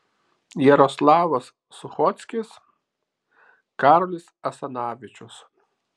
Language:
Lithuanian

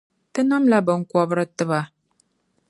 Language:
Dagbani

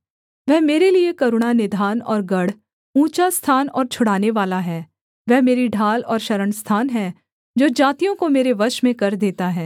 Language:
Hindi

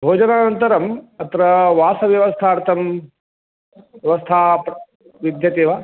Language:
Sanskrit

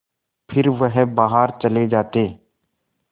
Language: Hindi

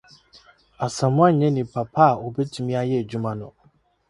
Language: Akan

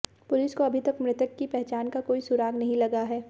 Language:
Hindi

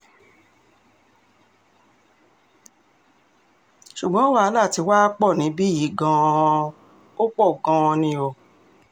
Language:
Yoruba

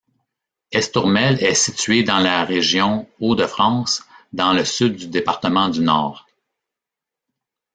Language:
French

